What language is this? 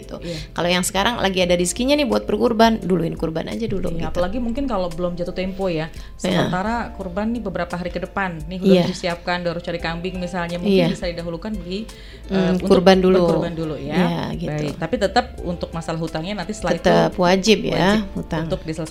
Indonesian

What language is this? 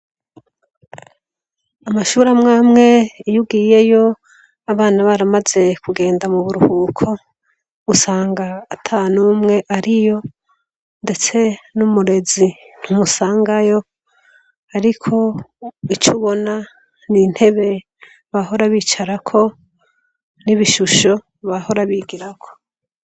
Rundi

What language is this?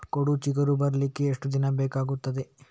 Kannada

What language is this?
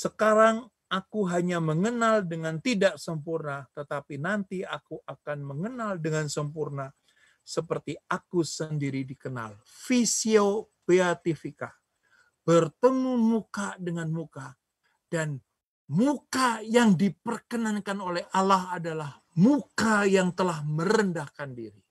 Indonesian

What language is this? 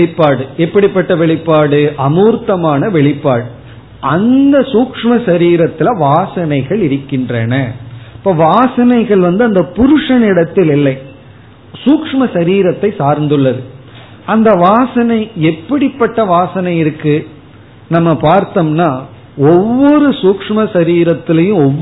Tamil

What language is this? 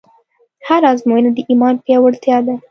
Pashto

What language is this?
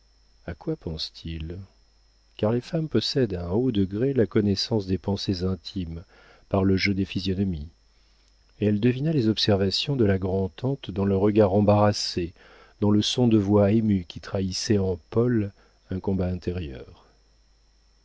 French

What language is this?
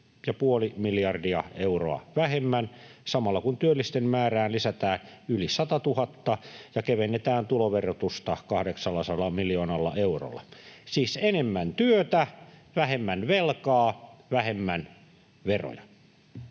Finnish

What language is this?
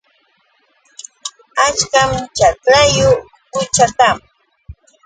Yauyos Quechua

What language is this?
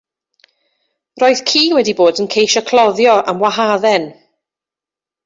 Welsh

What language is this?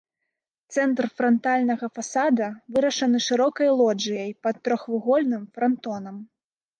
Belarusian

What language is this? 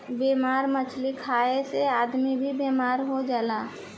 Bhojpuri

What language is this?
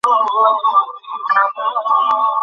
Bangla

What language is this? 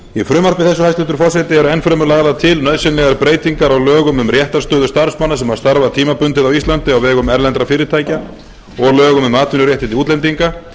Icelandic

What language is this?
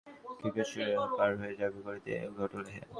Bangla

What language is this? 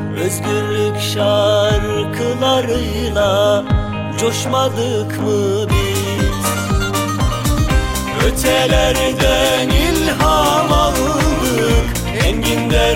Turkish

